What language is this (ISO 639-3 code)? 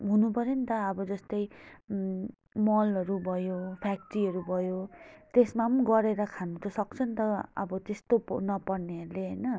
nep